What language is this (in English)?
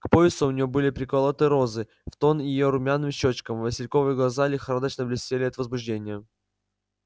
Russian